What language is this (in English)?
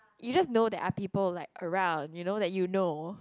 English